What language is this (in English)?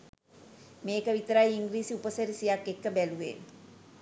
Sinhala